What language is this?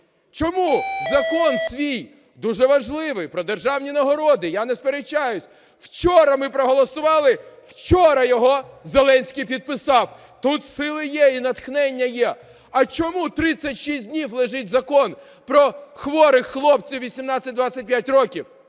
Ukrainian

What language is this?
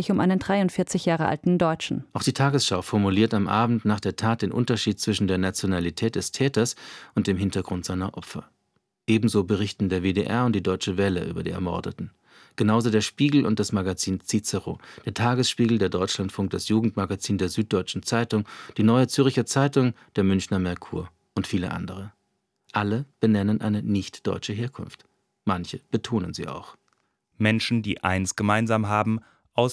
German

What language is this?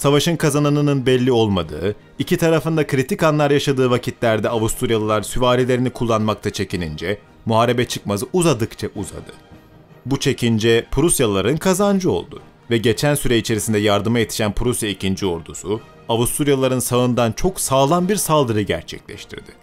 Turkish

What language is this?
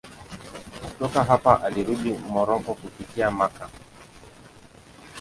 Swahili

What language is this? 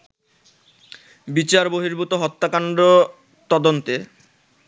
Bangla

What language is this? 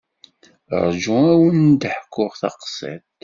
Kabyle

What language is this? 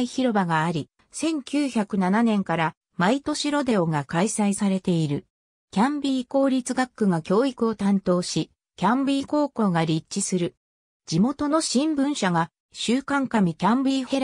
Japanese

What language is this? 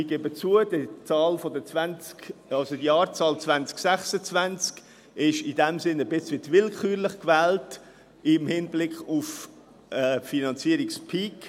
Swiss German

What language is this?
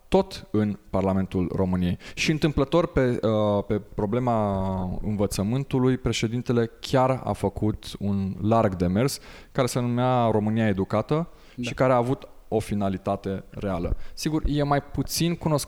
Romanian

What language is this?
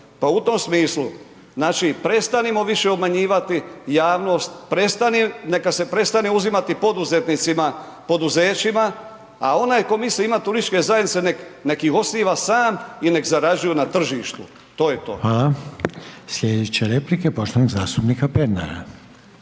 Croatian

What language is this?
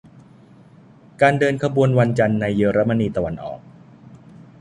Thai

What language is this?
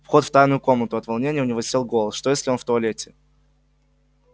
Russian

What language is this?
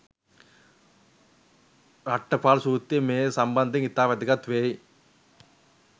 Sinhala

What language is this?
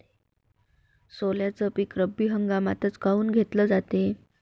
Marathi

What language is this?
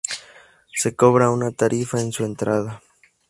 Spanish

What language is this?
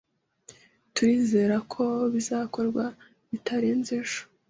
Kinyarwanda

